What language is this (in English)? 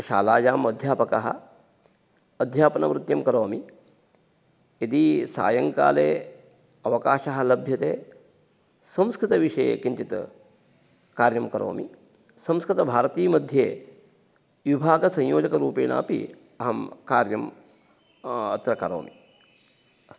Sanskrit